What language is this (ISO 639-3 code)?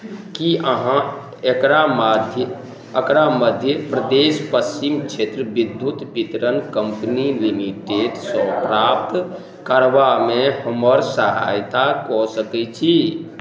mai